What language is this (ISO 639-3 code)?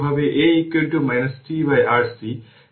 ben